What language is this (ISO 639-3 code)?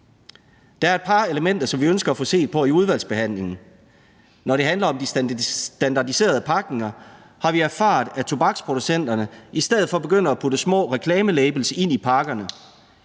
dan